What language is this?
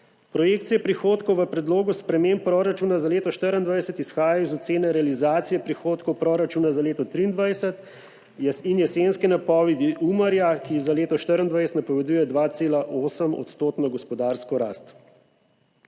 Slovenian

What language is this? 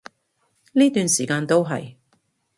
Cantonese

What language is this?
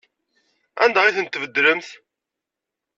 Kabyle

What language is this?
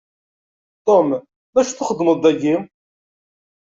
Kabyle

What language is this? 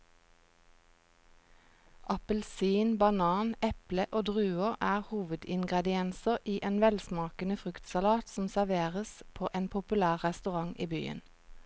Norwegian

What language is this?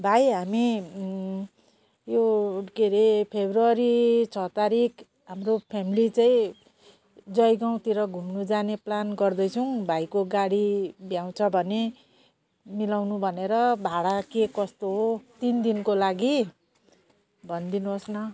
Nepali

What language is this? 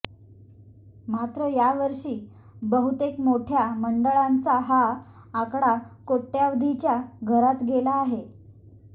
Marathi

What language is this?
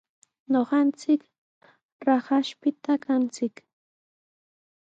Sihuas Ancash Quechua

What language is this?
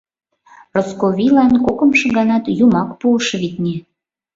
Mari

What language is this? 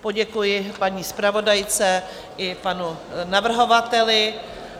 Czech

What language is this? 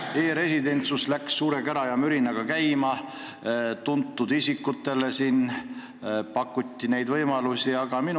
Estonian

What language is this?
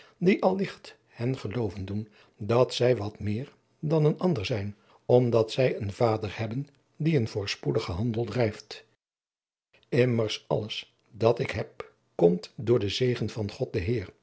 Dutch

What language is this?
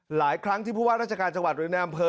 Thai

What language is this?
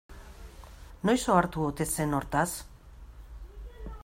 Basque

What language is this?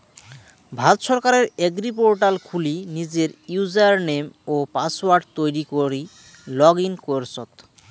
Bangla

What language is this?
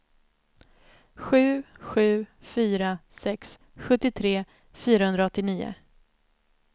Swedish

